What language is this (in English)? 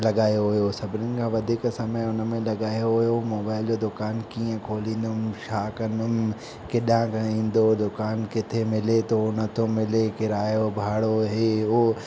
Sindhi